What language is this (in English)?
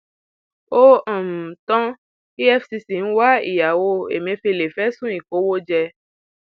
Yoruba